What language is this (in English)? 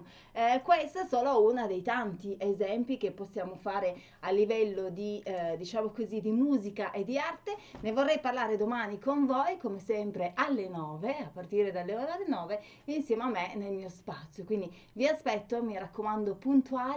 Italian